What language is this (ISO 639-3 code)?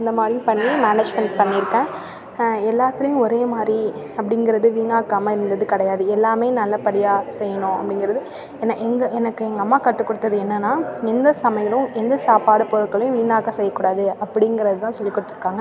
tam